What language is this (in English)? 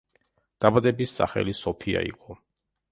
Georgian